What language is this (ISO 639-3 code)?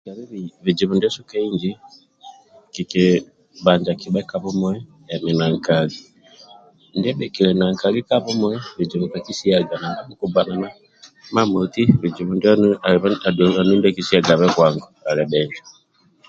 rwm